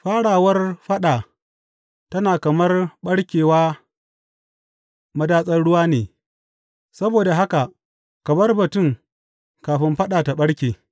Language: Hausa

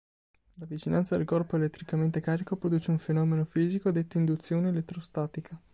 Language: Italian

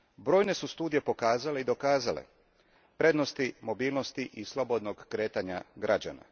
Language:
Croatian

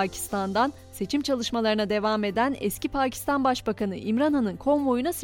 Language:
Turkish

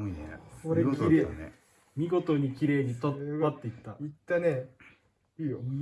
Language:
Japanese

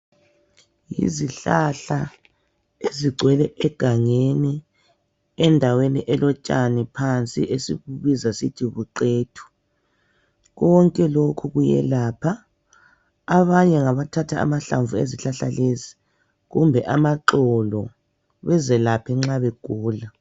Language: North Ndebele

